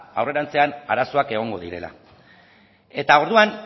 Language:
Basque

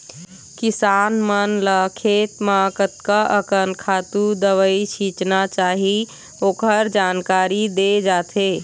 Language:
Chhattisgarhi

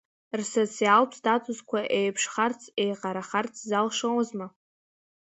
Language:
Abkhazian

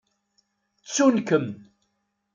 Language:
Kabyle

